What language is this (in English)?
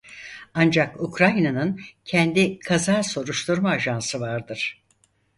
Turkish